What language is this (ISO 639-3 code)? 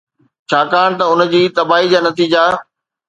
snd